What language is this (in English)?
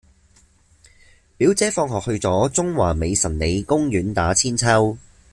Cantonese